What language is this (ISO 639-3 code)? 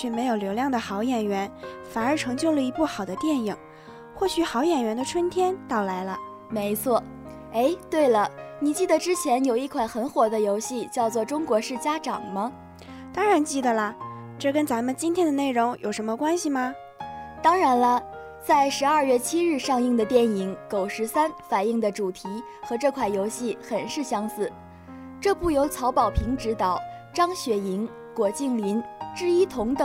zho